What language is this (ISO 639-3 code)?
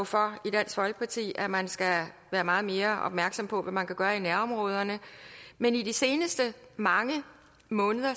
dan